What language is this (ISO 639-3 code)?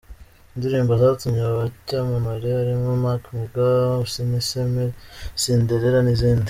kin